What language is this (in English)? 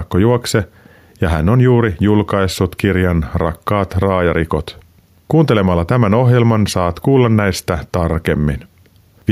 Finnish